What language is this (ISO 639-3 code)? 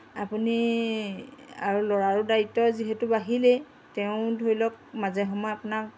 asm